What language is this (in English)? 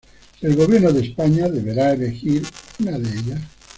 Spanish